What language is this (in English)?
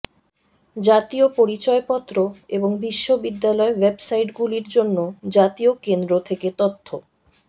Bangla